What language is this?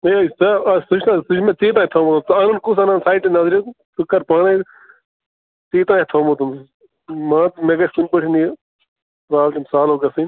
Kashmiri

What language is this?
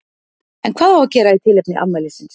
Icelandic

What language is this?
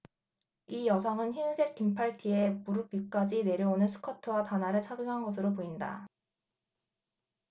Korean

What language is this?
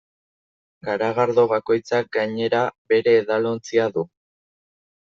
Basque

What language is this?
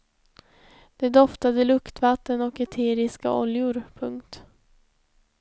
Swedish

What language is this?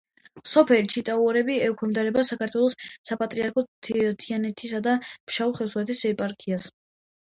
Georgian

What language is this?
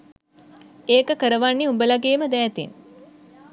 Sinhala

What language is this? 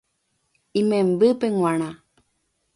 Guarani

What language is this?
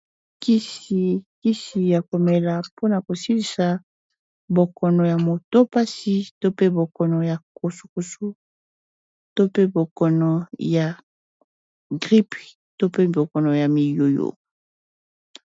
Lingala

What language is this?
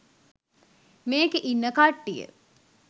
Sinhala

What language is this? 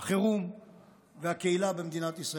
Hebrew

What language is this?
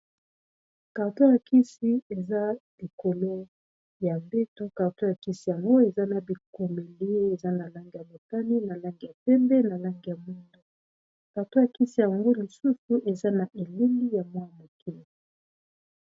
Lingala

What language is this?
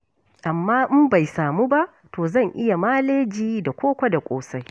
Hausa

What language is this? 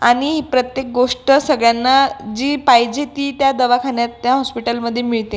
Marathi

